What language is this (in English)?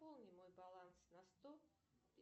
Russian